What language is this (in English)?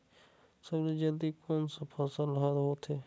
Chhattisgarhi